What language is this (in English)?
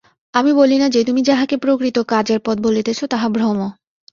Bangla